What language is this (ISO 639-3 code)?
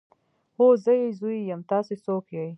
pus